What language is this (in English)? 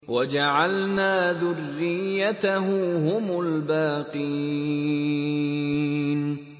Arabic